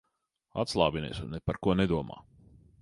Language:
Latvian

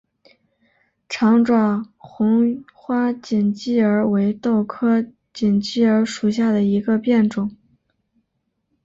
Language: Chinese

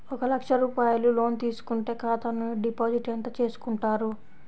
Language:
Telugu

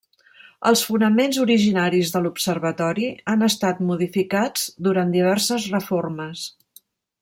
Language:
Catalan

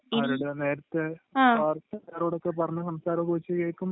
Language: Malayalam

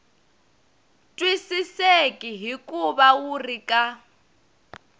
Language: Tsonga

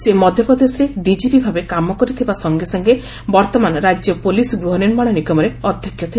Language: Odia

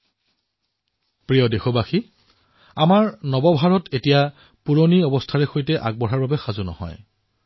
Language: Assamese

